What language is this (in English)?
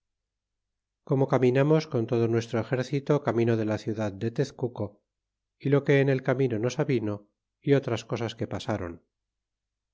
Spanish